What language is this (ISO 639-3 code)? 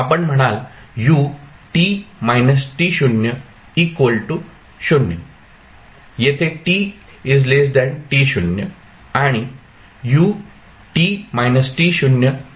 mar